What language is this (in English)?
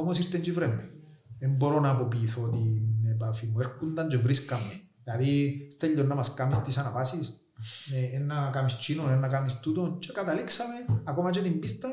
Greek